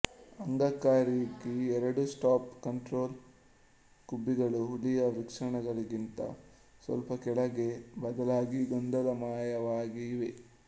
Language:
Kannada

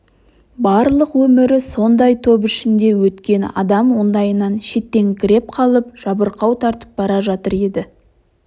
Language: Kazakh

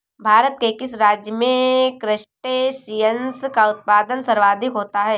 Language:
Hindi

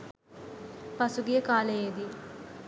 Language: Sinhala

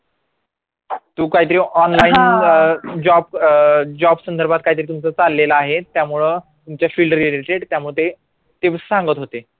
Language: Marathi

